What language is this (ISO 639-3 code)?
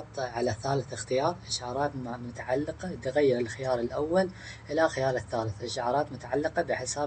ara